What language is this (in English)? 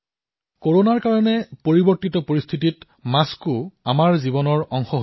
Assamese